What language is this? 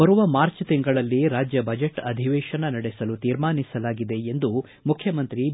Kannada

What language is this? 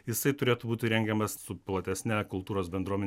Lithuanian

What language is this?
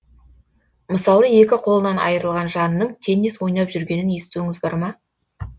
Kazakh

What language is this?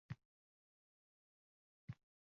Uzbek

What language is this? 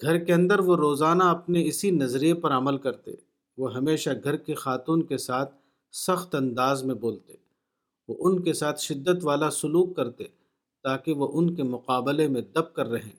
Urdu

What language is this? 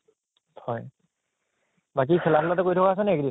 Assamese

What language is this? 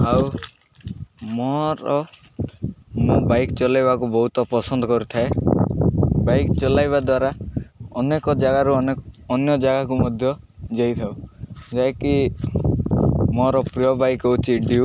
Odia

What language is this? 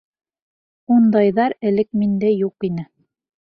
Bashkir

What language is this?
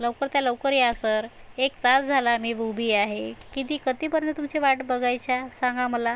Marathi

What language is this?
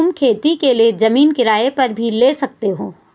Hindi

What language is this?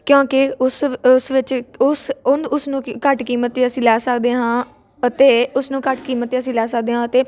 Punjabi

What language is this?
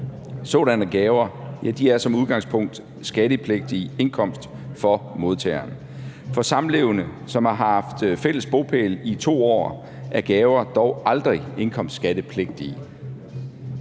Danish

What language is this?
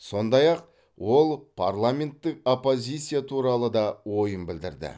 Kazakh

